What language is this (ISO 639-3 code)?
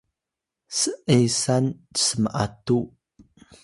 tay